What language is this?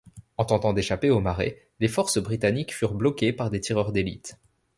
French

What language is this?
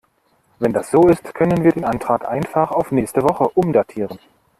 German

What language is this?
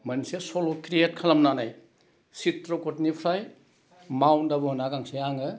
Bodo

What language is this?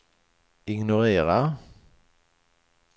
Swedish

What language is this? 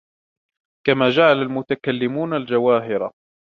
Arabic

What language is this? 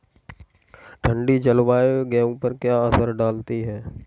Hindi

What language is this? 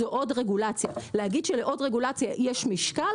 Hebrew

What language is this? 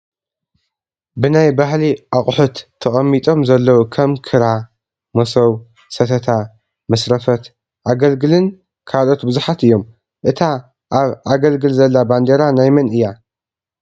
Tigrinya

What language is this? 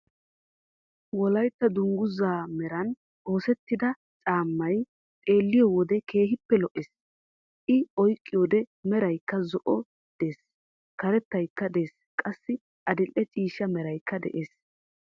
Wolaytta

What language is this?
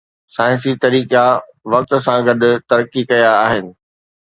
Sindhi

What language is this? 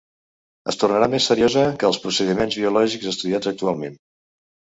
Catalan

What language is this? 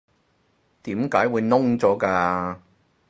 Cantonese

